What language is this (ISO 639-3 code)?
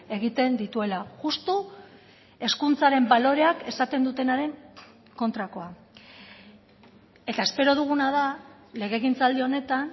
eus